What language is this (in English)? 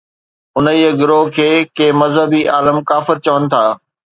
Sindhi